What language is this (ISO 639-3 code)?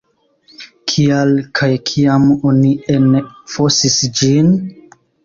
epo